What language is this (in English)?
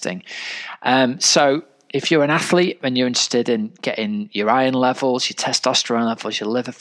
English